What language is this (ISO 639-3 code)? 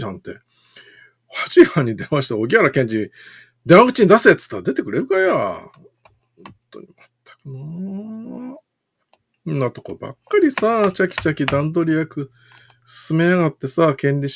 jpn